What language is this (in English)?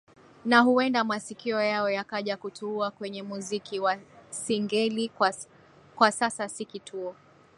Swahili